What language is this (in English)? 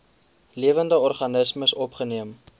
Afrikaans